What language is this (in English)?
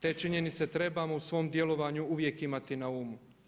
Croatian